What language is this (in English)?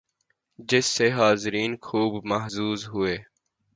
Urdu